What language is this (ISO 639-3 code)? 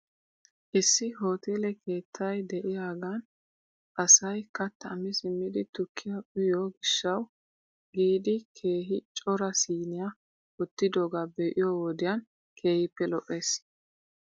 wal